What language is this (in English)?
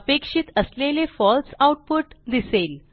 Marathi